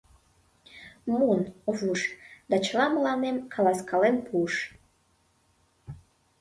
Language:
Mari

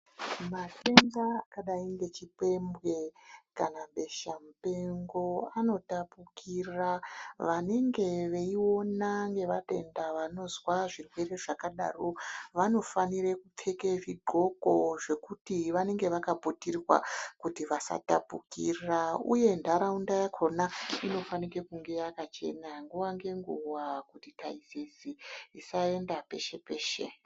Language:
Ndau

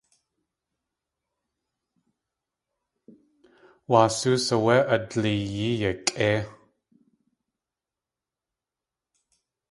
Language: Tlingit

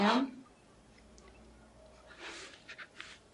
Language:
Welsh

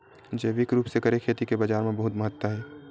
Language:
Chhattisgarhi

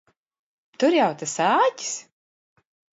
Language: Latvian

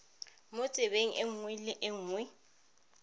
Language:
Tswana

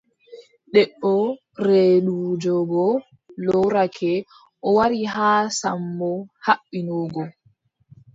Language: Adamawa Fulfulde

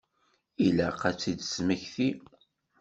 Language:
Kabyle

